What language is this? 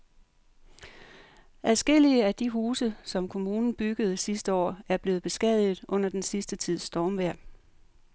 Danish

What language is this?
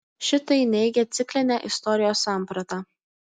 Lithuanian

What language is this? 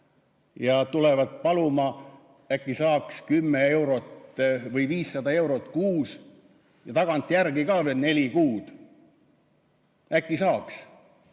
Estonian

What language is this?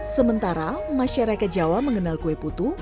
Indonesian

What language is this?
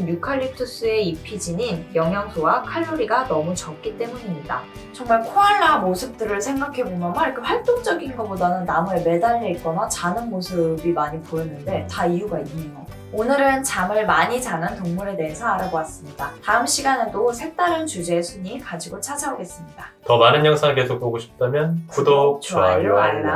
Korean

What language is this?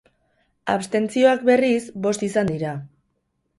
Basque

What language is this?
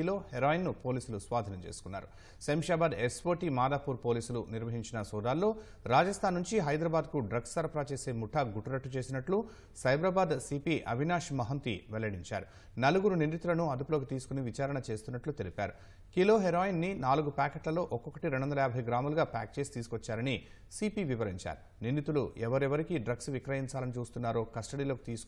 Telugu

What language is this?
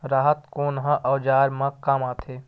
Chhattisgarhi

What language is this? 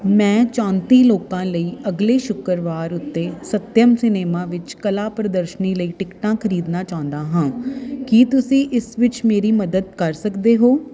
Punjabi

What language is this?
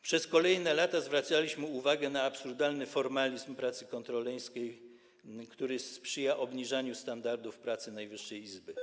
Polish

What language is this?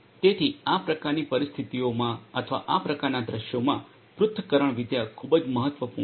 Gujarati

